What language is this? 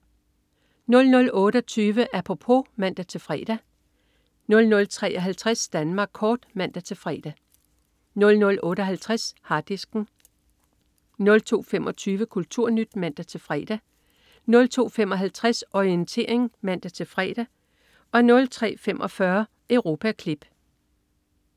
Danish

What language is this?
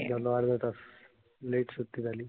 Marathi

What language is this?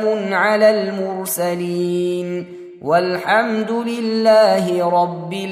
Arabic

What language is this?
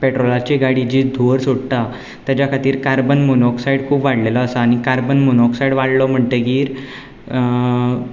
Konkani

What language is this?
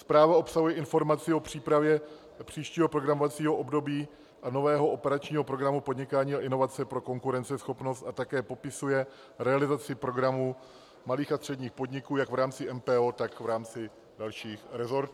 Czech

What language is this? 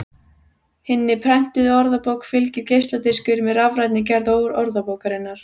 Icelandic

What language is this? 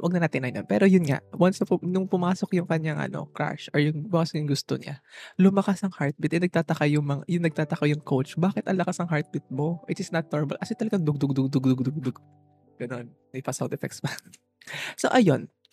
Filipino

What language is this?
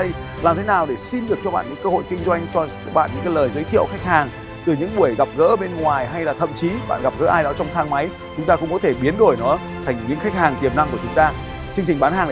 Vietnamese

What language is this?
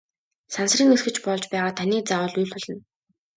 Mongolian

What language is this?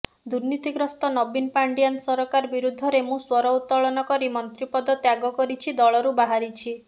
Odia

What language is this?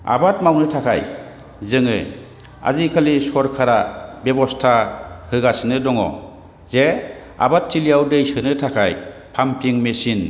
Bodo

